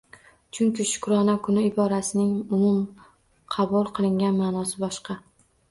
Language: Uzbek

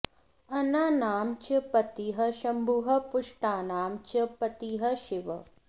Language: Sanskrit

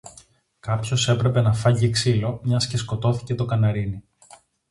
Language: Greek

